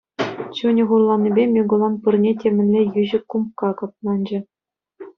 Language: Chuvash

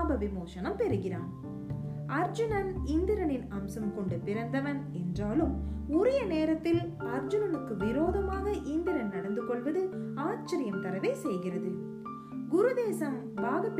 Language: Tamil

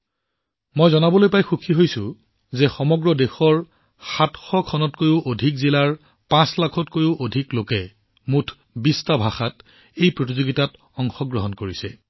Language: Assamese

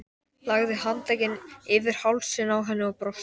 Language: Icelandic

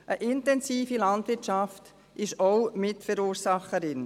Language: Swiss German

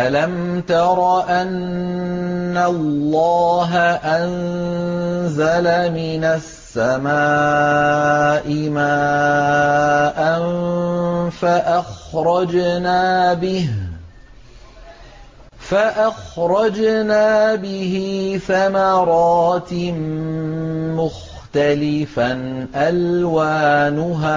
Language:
Arabic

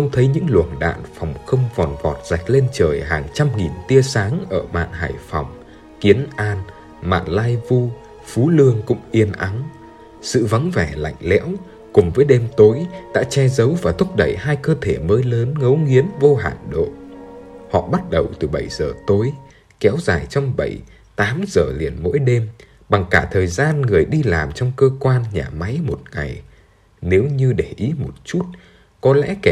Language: Vietnamese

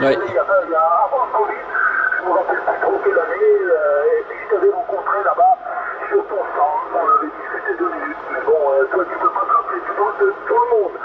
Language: French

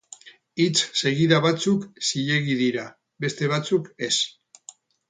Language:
Basque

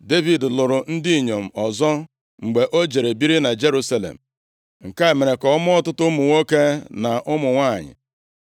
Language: Igbo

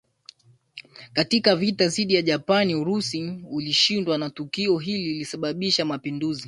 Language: Swahili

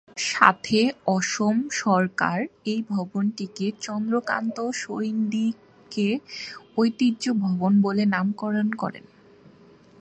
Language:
Bangla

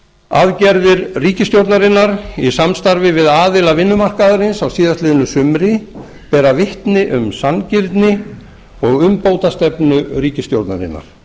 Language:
Icelandic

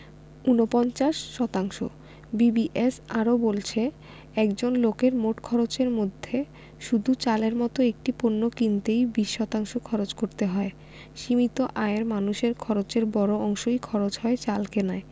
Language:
Bangla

